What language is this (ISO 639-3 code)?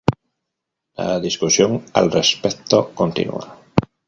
spa